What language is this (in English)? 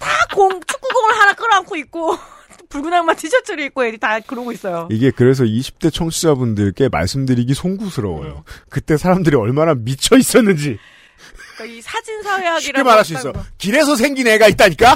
Korean